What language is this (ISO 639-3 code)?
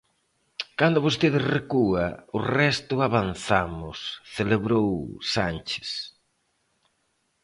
glg